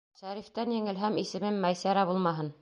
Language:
Bashkir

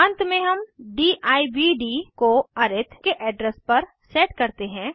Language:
Hindi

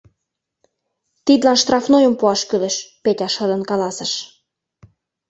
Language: Mari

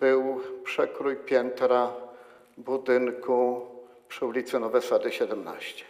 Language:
Polish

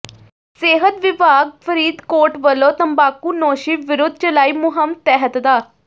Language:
Punjabi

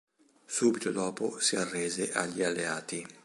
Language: Italian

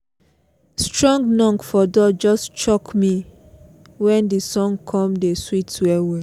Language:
Nigerian Pidgin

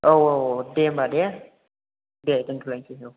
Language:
Bodo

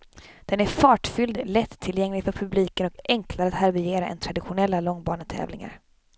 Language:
Swedish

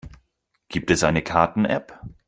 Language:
German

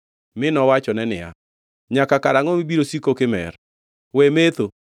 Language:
Luo (Kenya and Tanzania)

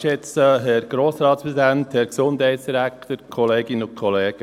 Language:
Swiss German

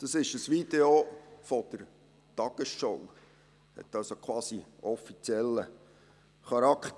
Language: Swiss German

